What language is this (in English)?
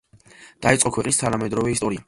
Georgian